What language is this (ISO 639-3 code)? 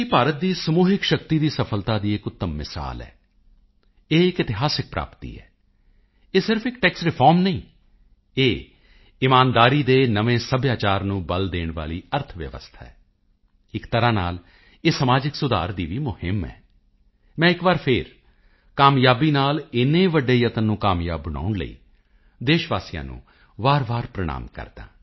pan